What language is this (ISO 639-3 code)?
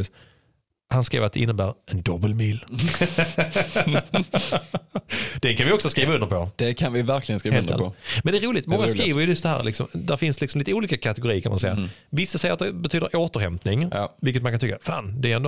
swe